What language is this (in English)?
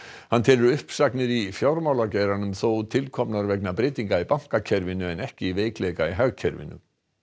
Icelandic